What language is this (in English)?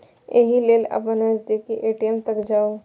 Maithili